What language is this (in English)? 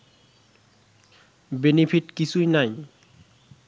Bangla